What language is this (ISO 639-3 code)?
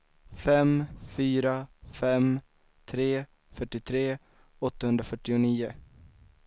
swe